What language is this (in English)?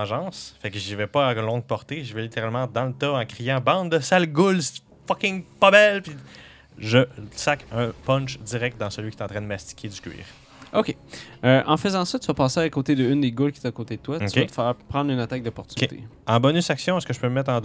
French